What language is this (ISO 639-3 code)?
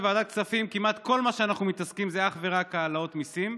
heb